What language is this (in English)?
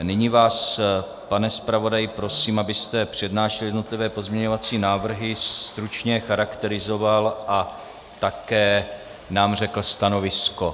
Czech